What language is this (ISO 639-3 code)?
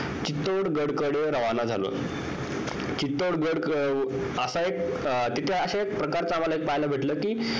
mar